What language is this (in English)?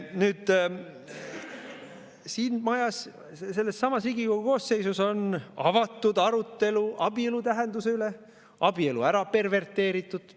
Estonian